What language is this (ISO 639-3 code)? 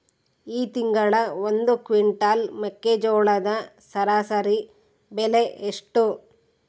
kan